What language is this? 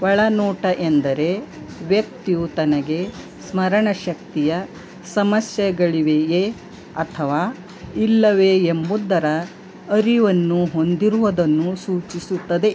Kannada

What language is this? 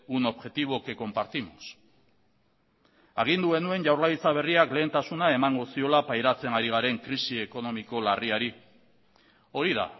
Basque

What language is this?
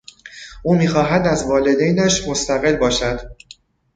Persian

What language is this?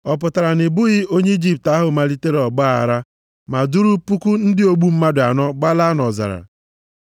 Igbo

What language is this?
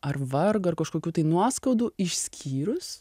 Lithuanian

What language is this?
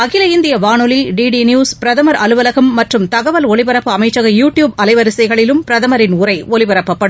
Tamil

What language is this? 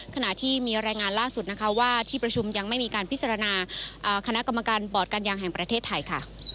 Thai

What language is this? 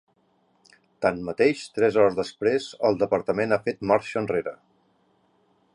Catalan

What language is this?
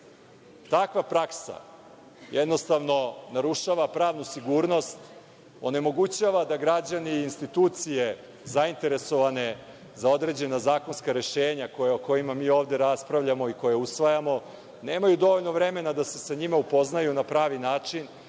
Serbian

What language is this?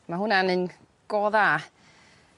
Welsh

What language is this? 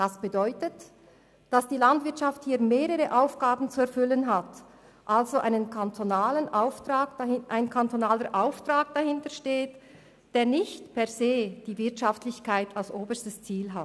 Swiss German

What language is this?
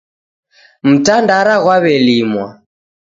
Taita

